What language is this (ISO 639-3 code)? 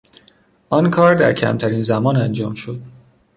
fas